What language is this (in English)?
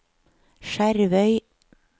Norwegian